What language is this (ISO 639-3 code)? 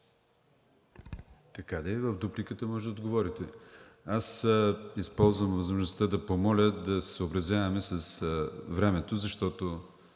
bul